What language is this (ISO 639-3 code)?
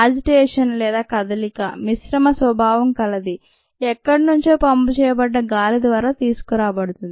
tel